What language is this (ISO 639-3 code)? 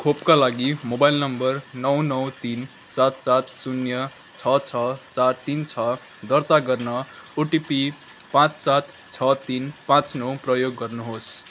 nep